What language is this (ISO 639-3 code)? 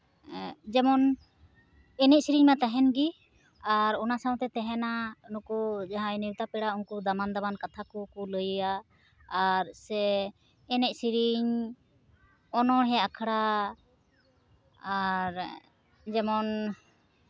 sat